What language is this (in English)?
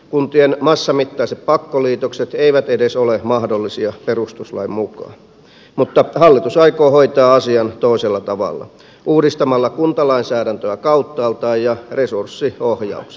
Finnish